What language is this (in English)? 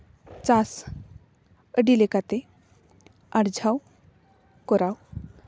Santali